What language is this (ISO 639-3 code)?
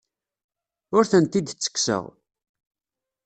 kab